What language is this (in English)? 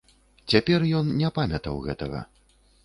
Belarusian